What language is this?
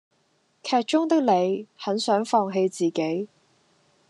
Cantonese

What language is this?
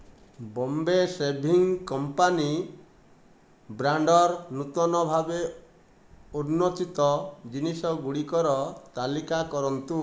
Odia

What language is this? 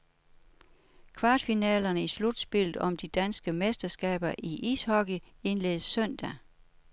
Danish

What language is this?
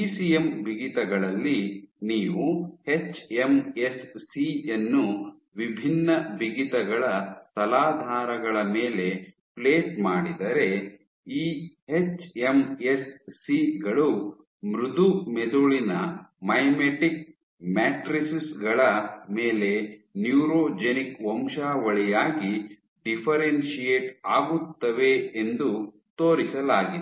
Kannada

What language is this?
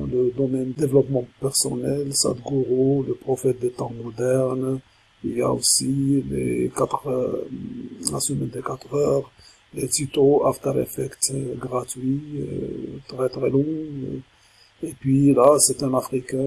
French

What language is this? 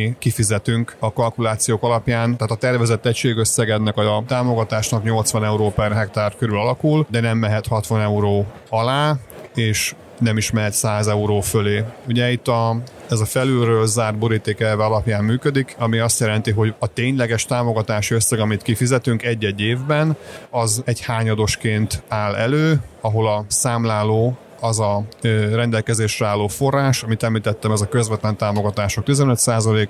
Hungarian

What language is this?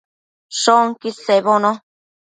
Matsés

